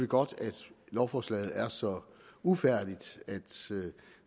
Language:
Danish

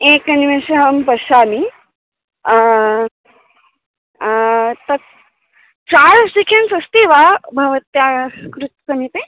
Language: Sanskrit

